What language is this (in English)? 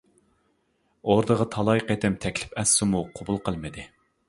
Uyghur